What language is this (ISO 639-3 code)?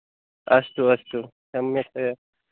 san